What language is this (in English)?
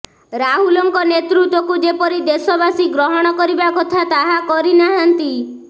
Odia